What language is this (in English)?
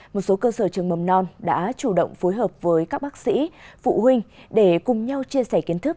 Vietnamese